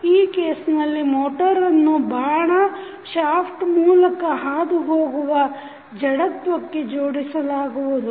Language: Kannada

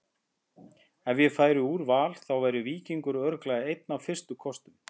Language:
Icelandic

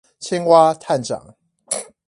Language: Chinese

